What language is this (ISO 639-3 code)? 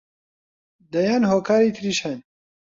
ckb